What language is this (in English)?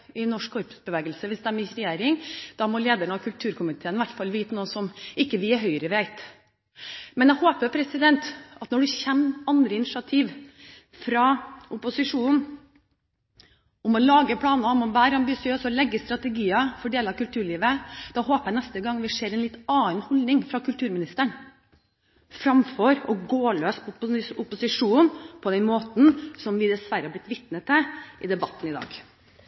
Norwegian Bokmål